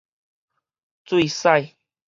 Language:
Min Nan Chinese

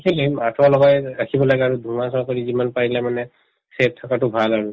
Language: Assamese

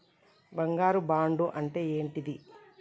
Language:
Telugu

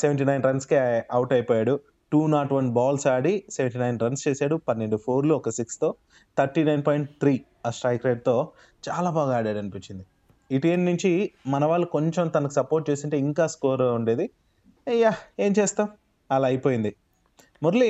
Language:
Telugu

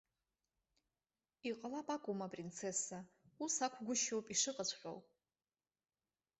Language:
Abkhazian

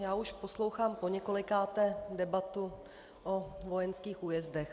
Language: Czech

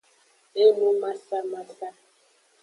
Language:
Aja (Benin)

